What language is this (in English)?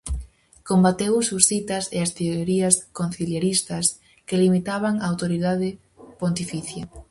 Galician